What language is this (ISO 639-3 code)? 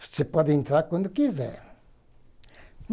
por